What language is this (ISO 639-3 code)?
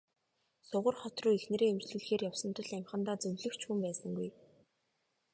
mon